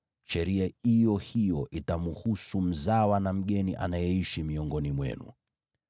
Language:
Swahili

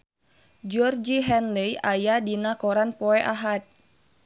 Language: Sundanese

